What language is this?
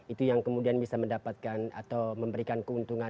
Indonesian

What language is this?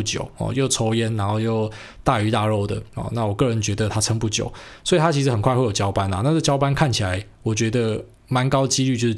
Chinese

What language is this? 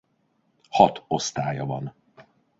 Hungarian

